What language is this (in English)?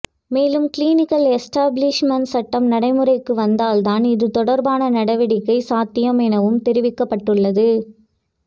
Tamil